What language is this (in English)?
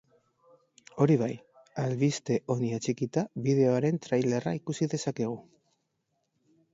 Basque